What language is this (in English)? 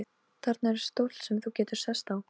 Icelandic